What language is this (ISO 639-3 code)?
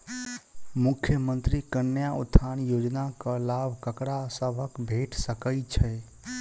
mai